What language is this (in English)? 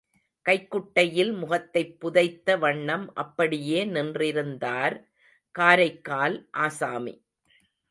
Tamil